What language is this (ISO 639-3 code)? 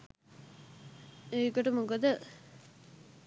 sin